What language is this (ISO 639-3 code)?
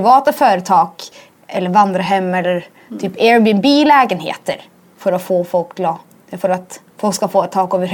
swe